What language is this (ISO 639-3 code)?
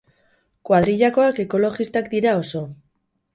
eus